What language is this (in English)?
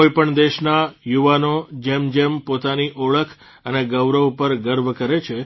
Gujarati